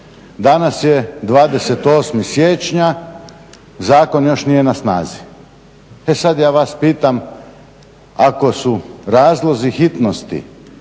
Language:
Croatian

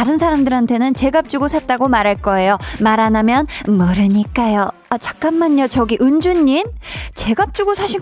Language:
Korean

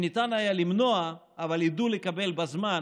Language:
Hebrew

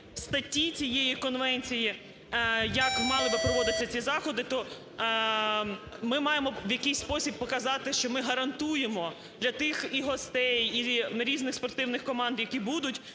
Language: Ukrainian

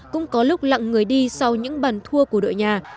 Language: Vietnamese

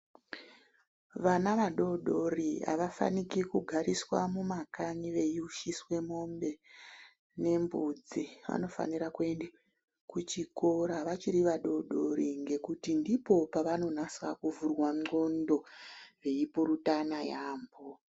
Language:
Ndau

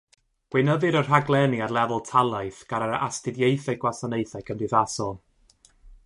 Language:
Welsh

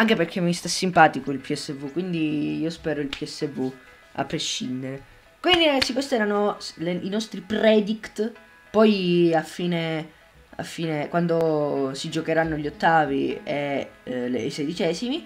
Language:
Italian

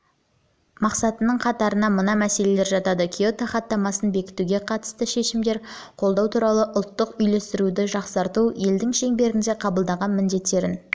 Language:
Kazakh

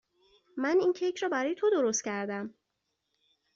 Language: Persian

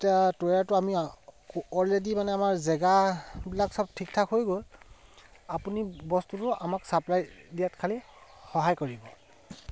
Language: Assamese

